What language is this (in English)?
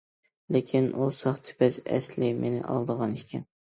Uyghur